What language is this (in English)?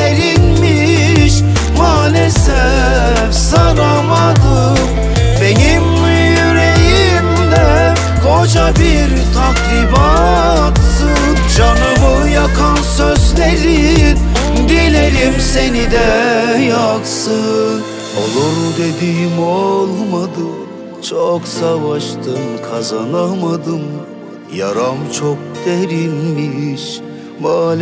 Turkish